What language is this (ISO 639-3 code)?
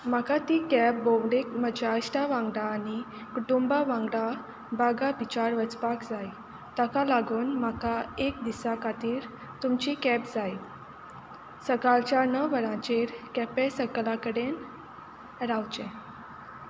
kok